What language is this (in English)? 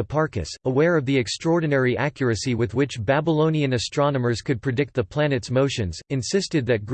English